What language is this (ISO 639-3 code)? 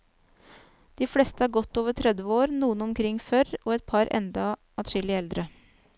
nor